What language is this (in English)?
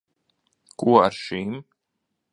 Latvian